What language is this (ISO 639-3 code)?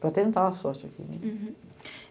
por